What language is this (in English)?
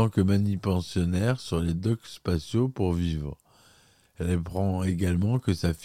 French